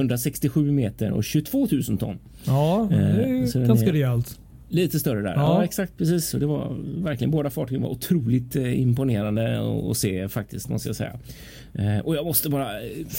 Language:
Swedish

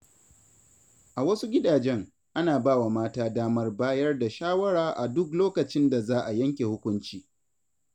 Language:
Hausa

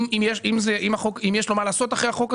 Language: Hebrew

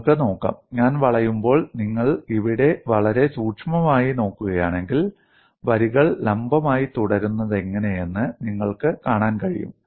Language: Malayalam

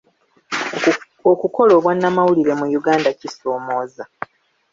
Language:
Ganda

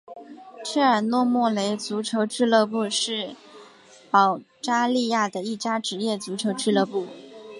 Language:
Chinese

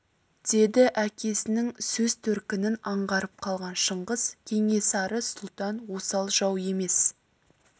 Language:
Kazakh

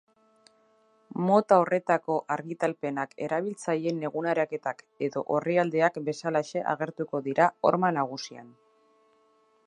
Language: Basque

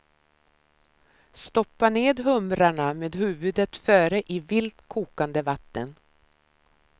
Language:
Swedish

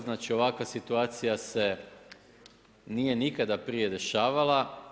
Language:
Croatian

